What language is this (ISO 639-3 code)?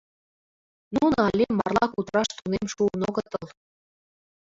chm